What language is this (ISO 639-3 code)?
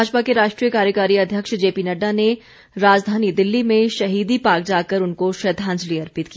hin